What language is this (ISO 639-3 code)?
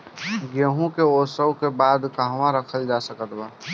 bho